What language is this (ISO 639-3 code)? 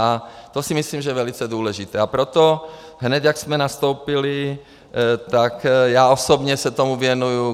ces